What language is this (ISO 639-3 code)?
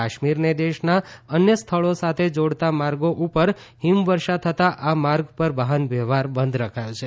guj